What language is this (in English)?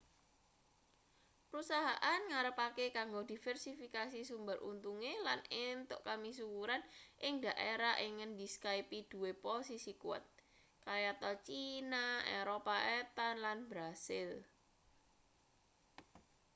Javanese